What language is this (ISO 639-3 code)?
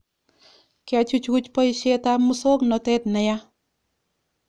kln